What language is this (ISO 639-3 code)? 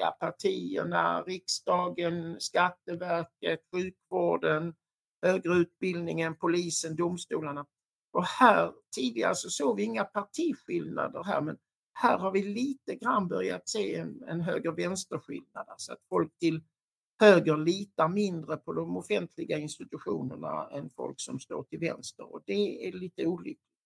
swe